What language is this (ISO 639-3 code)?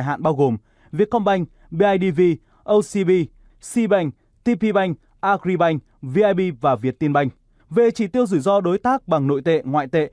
vie